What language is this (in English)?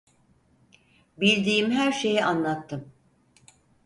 Turkish